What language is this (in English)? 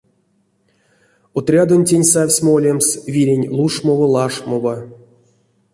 Erzya